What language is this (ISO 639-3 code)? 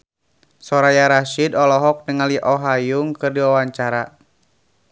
sun